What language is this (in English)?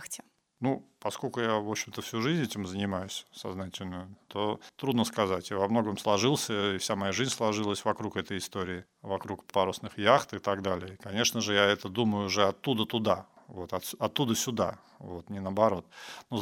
Russian